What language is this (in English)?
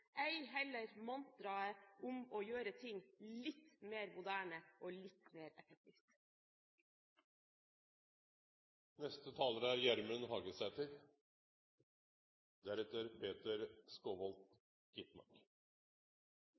Norwegian